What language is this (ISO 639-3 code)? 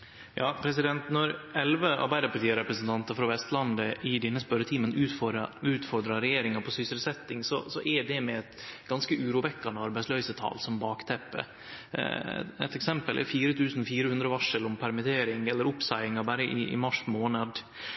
nor